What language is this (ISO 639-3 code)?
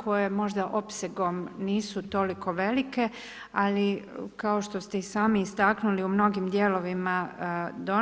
hrv